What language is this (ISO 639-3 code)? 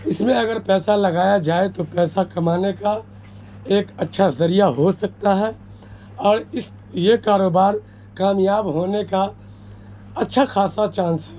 urd